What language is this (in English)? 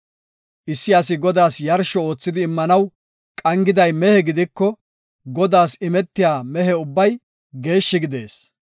Gofa